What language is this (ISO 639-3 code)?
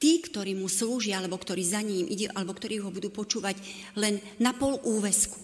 slk